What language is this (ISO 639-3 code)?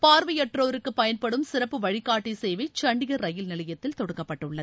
tam